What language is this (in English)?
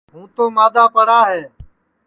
Sansi